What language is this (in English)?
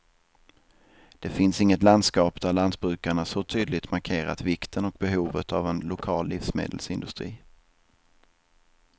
Swedish